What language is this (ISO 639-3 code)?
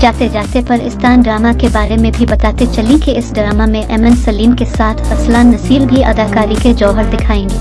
urd